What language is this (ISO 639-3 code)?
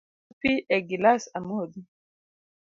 luo